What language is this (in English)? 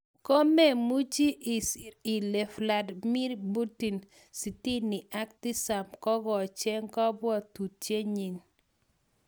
Kalenjin